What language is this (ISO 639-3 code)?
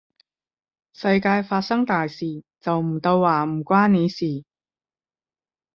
yue